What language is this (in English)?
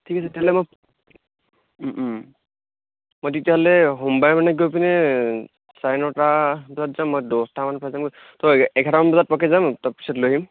Assamese